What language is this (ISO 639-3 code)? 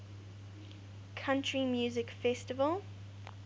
eng